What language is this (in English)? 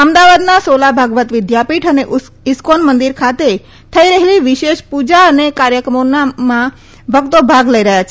Gujarati